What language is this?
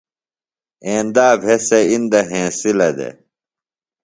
Phalura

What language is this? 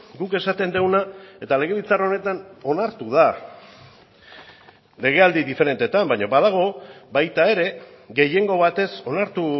Basque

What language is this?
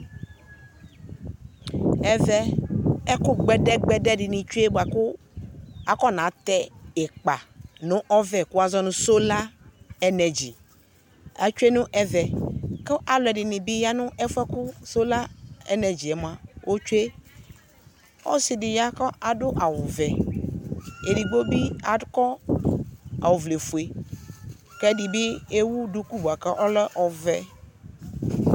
Ikposo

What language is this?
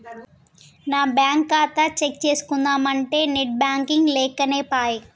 Telugu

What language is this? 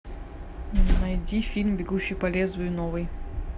Russian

